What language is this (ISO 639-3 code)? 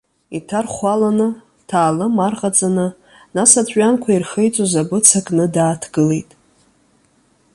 abk